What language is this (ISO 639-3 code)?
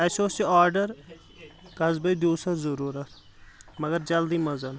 kas